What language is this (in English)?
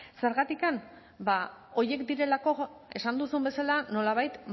Basque